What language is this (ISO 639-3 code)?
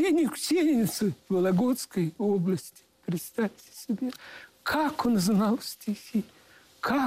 rus